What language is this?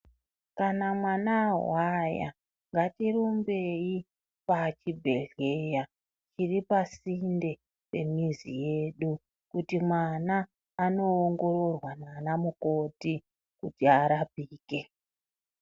Ndau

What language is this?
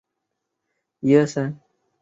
Chinese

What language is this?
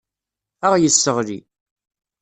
Kabyle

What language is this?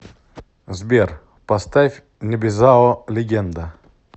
Russian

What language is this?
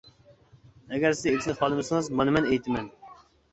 Uyghur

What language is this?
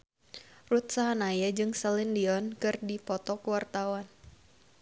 Sundanese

